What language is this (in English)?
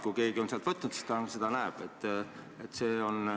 Estonian